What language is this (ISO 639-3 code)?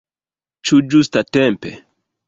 epo